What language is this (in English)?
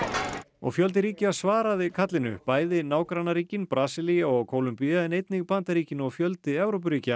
Icelandic